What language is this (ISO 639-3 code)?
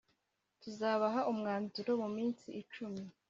kin